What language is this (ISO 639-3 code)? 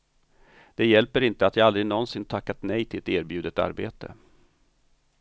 swe